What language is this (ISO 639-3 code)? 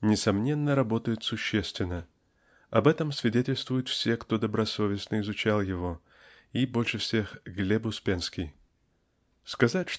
rus